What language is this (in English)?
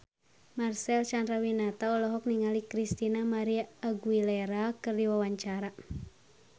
Sundanese